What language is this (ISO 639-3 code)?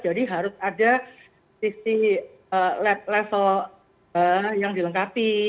ind